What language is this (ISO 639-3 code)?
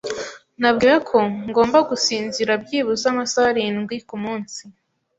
kin